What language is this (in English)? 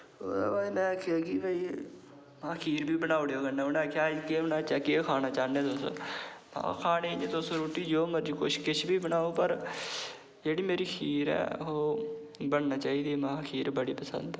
Dogri